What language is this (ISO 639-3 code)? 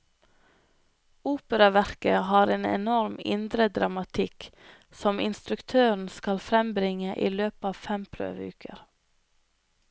nor